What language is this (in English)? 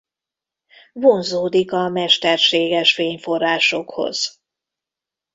Hungarian